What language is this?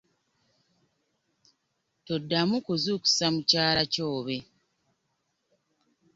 Ganda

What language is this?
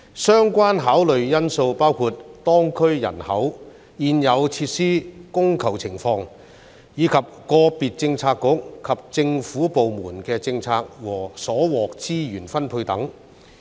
Cantonese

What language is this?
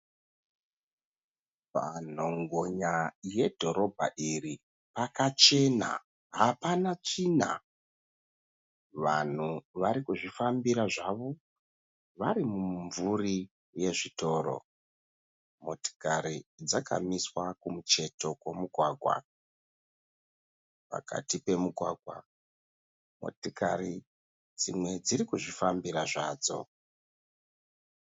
Shona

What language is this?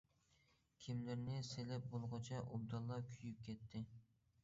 Uyghur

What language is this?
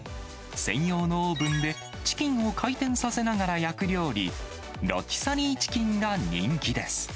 Japanese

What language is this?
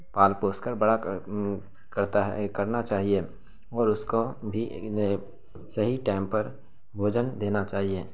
Urdu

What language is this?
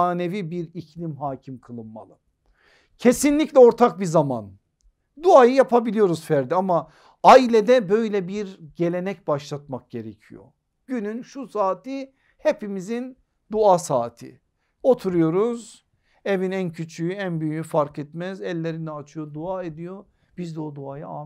Turkish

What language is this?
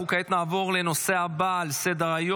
Hebrew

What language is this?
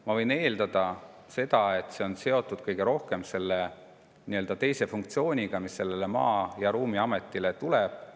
Estonian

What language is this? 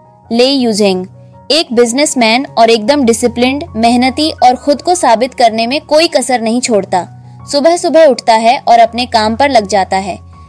Hindi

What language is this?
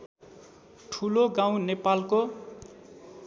Nepali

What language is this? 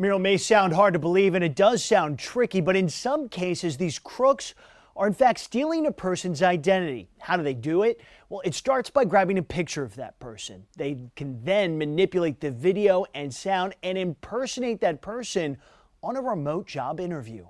English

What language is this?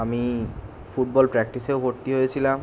Bangla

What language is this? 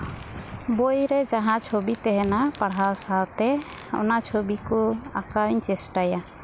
Santali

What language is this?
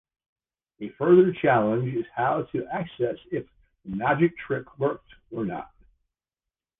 English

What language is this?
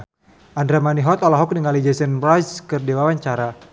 Sundanese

